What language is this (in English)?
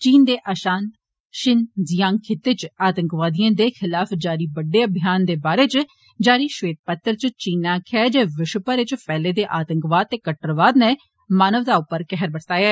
Dogri